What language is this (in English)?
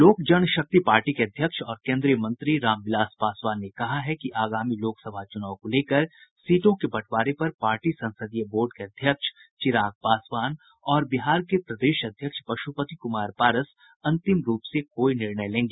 Hindi